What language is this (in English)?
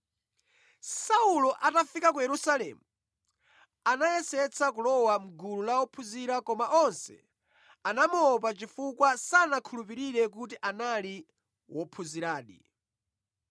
Nyanja